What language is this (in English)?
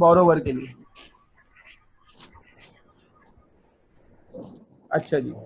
Hindi